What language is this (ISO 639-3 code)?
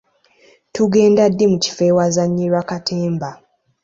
lug